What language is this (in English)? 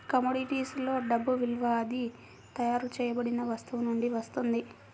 Telugu